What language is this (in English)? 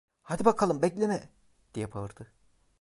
Turkish